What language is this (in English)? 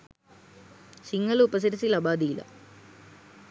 Sinhala